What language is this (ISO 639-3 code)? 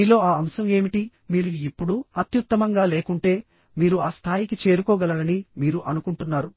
tel